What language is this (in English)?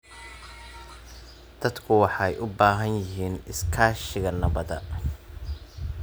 Somali